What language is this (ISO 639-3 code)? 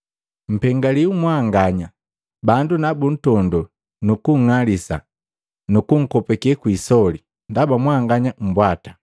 mgv